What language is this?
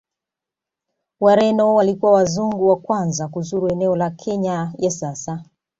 Swahili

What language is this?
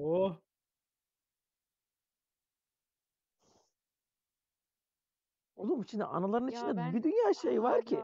Turkish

